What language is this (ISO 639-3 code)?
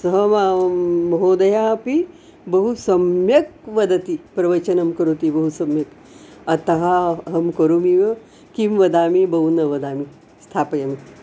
san